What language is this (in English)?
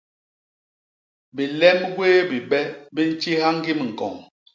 Basaa